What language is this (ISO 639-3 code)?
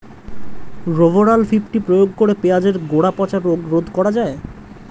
ben